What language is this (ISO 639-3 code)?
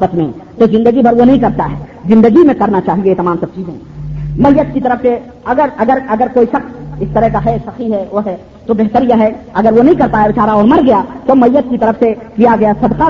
urd